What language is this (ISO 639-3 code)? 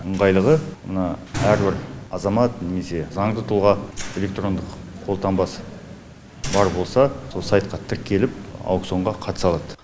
kaz